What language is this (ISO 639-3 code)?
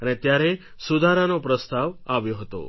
guj